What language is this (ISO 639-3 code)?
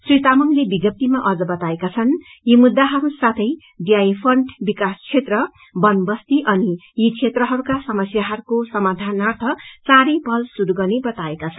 nep